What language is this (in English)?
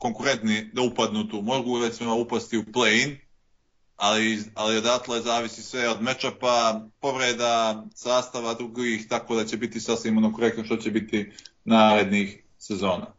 Croatian